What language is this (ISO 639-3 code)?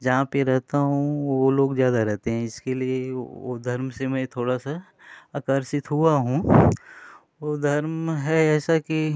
hin